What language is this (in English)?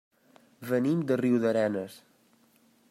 Catalan